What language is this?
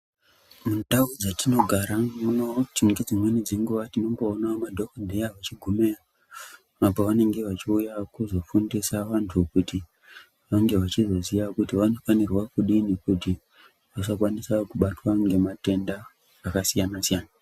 Ndau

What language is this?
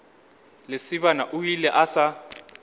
Northern Sotho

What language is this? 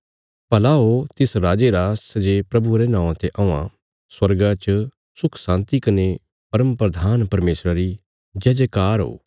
Bilaspuri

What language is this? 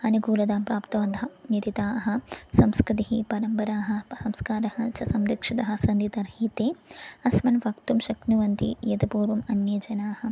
Sanskrit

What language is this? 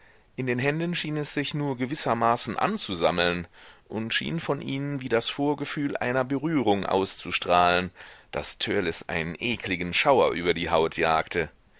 German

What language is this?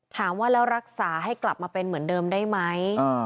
Thai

